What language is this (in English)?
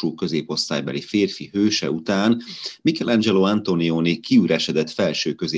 Hungarian